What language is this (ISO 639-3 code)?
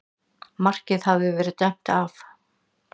isl